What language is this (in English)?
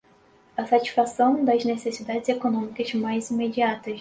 Portuguese